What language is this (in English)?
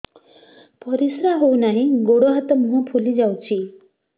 Odia